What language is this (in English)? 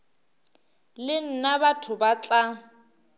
Northern Sotho